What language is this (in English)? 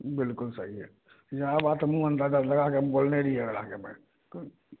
Maithili